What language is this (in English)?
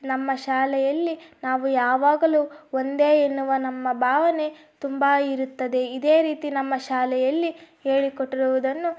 Kannada